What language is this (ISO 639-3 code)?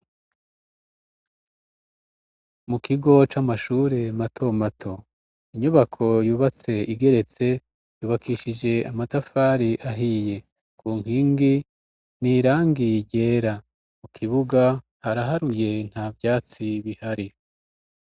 run